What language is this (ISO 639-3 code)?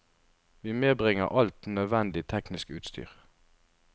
nor